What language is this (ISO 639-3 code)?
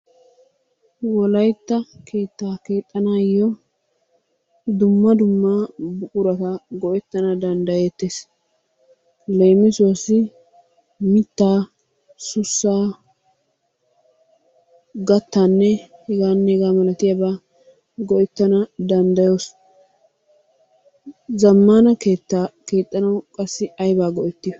wal